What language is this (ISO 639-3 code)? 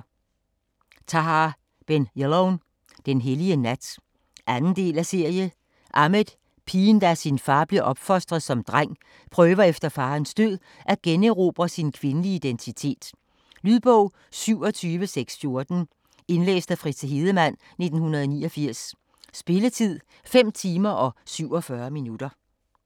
dan